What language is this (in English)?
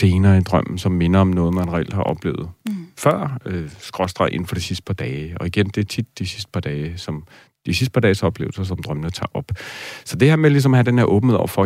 Danish